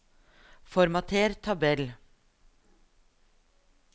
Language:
Norwegian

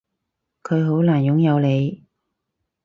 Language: Cantonese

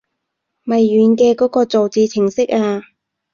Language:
Cantonese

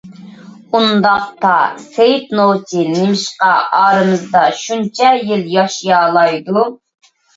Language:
Uyghur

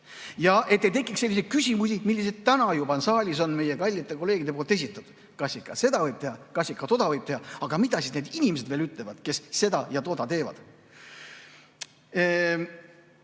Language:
Estonian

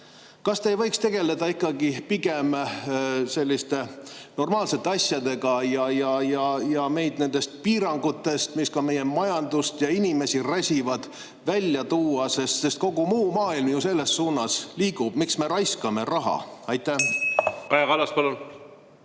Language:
Estonian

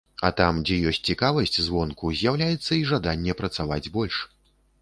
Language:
Belarusian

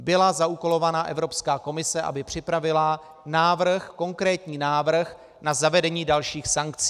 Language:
Czech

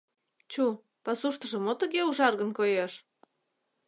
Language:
Mari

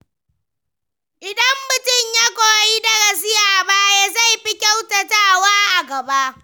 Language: Hausa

